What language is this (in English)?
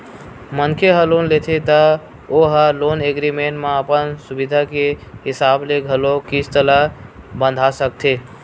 Chhattisgarhi